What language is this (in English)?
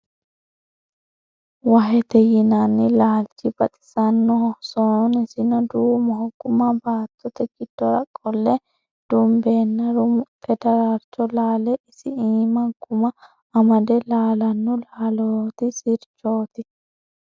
Sidamo